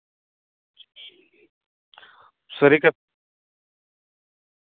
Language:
Santali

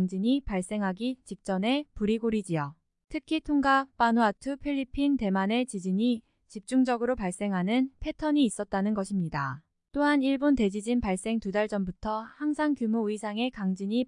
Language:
Korean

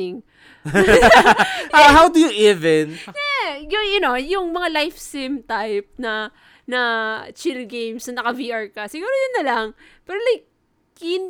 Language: Filipino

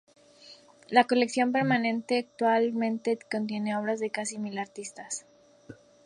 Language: Spanish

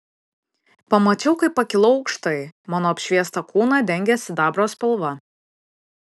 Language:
Lithuanian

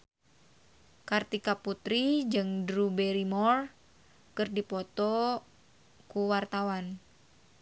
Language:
Sundanese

